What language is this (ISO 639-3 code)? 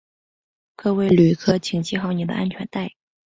zho